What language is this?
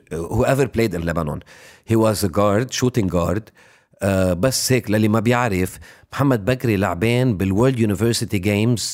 Arabic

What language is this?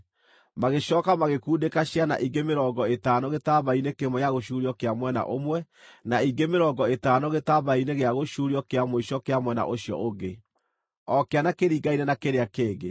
Kikuyu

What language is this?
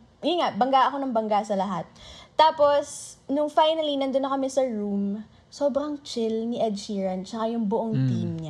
Filipino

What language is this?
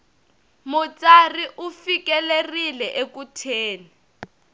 Tsonga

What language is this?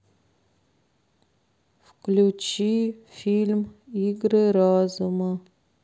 Russian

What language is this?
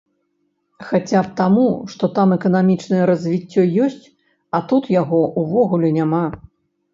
Belarusian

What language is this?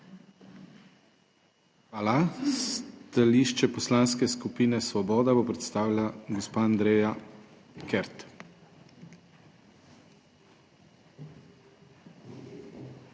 Slovenian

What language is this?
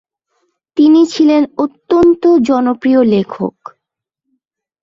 Bangla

